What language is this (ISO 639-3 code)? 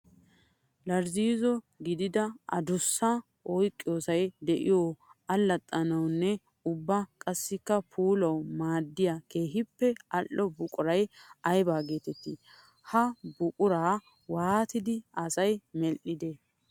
wal